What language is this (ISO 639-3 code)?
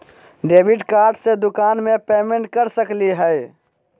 mag